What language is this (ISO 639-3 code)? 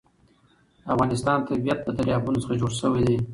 pus